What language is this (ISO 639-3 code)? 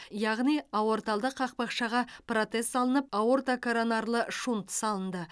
kaz